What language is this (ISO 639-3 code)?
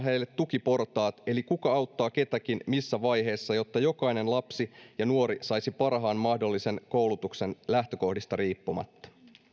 fin